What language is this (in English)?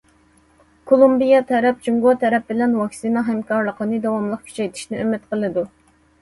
Uyghur